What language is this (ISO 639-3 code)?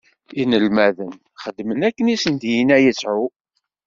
kab